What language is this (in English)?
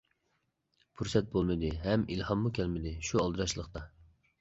Uyghur